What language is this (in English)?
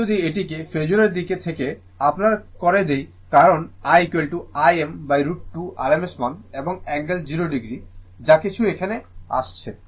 Bangla